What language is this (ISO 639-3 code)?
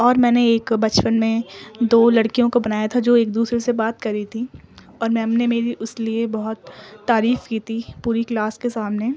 urd